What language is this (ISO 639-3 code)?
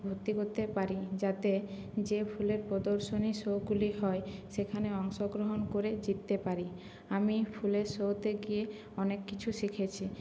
ben